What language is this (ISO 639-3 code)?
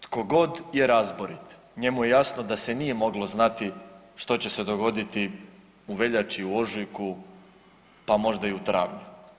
hrv